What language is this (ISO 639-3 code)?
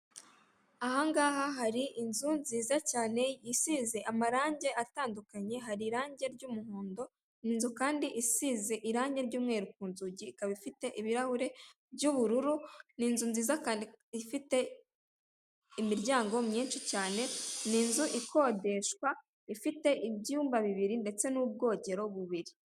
kin